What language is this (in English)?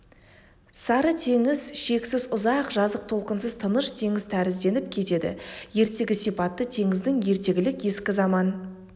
Kazakh